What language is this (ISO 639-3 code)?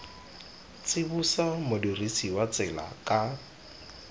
tsn